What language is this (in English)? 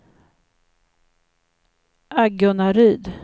Swedish